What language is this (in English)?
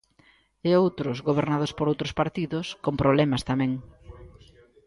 Galician